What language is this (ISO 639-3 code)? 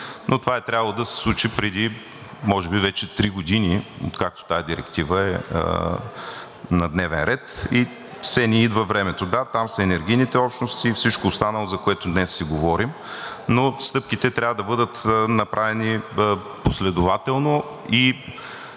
bul